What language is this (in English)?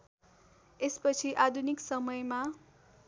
Nepali